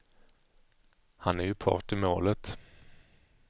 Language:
Swedish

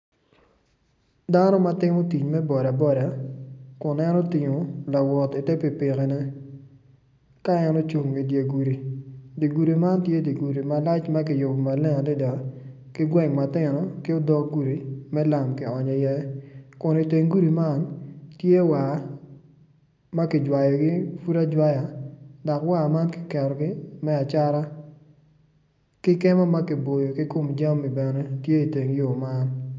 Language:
Acoli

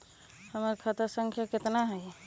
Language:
Magahi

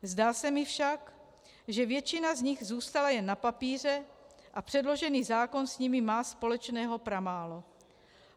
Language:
Czech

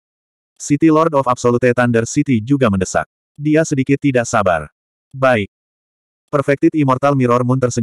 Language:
Indonesian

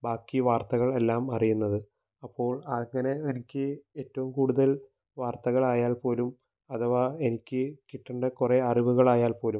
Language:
Malayalam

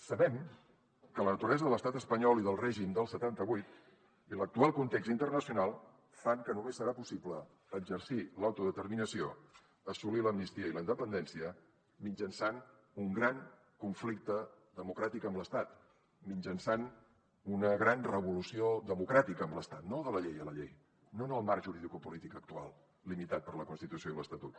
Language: Catalan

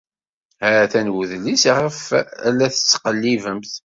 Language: Kabyle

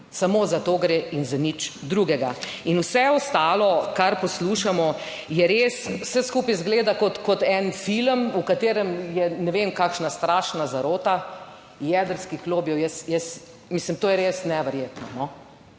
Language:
Slovenian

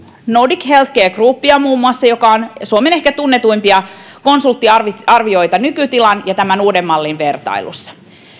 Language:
Finnish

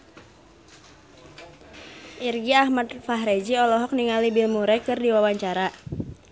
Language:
Sundanese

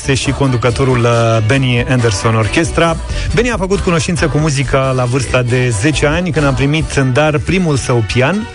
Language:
Romanian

